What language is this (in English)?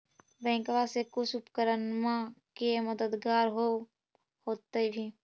Magahi